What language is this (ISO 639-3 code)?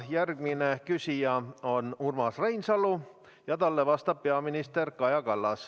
est